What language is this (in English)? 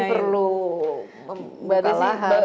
Indonesian